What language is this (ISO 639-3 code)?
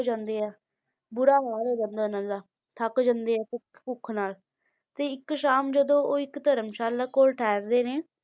pan